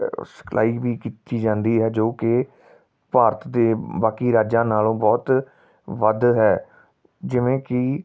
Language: Punjabi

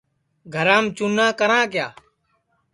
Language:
Sansi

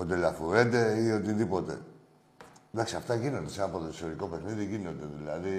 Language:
Greek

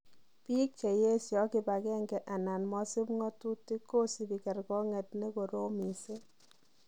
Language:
Kalenjin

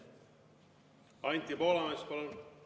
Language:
Estonian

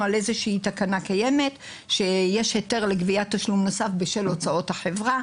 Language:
Hebrew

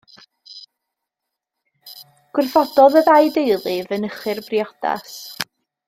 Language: Welsh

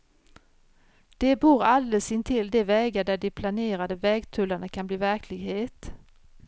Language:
Swedish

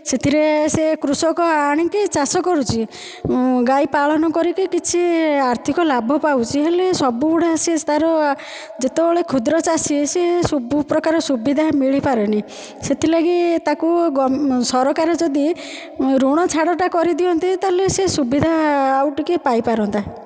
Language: Odia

